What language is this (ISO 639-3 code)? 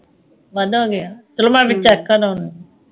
pan